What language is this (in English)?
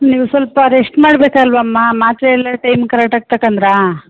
Kannada